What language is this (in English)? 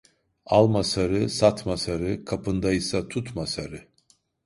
Turkish